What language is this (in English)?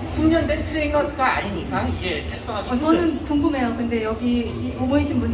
Korean